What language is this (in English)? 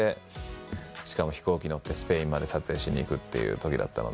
Japanese